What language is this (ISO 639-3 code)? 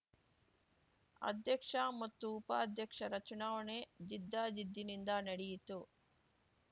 kan